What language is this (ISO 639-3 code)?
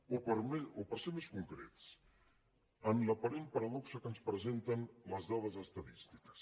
cat